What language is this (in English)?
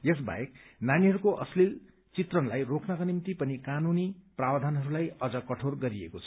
Nepali